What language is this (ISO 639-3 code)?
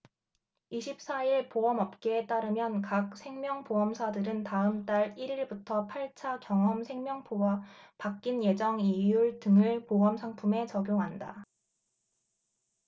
kor